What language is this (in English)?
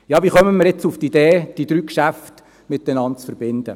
Swiss German